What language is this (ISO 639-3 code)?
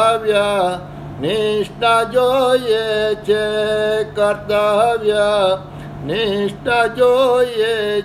guj